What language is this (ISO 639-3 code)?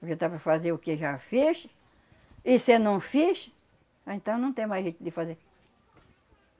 por